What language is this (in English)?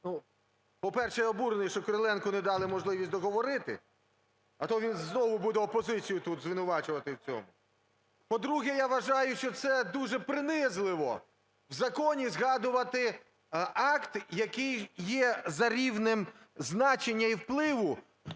Ukrainian